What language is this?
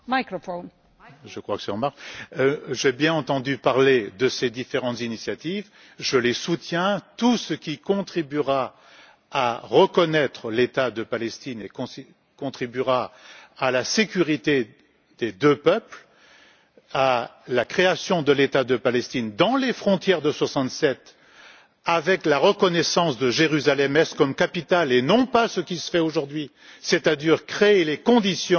French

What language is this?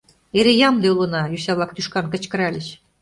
Mari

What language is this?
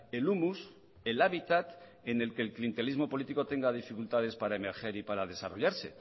Spanish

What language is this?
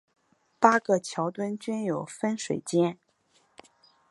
Chinese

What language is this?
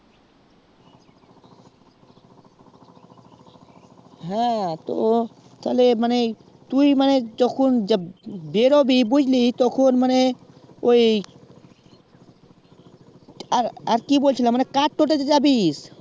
Bangla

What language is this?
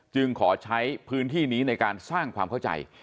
Thai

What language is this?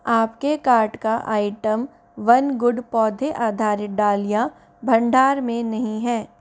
Hindi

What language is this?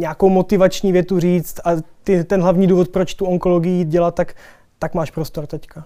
Czech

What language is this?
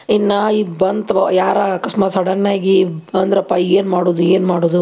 Kannada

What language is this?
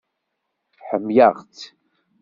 Kabyle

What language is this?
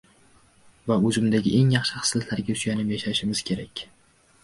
Uzbek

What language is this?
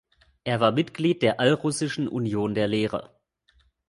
German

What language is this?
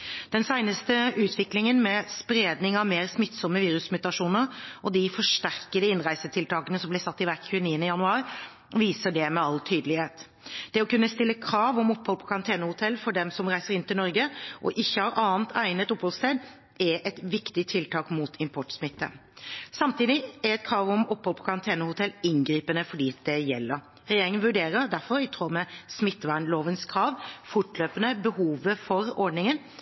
Norwegian Bokmål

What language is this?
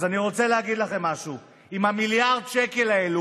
Hebrew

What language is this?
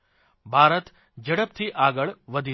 Gujarati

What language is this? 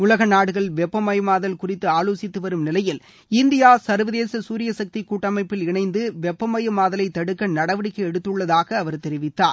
Tamil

